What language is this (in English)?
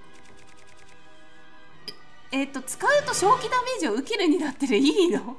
Japanese